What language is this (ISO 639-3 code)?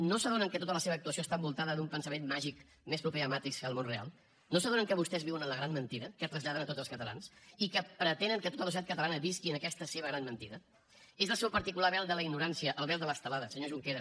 cat